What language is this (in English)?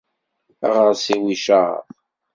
Kabyle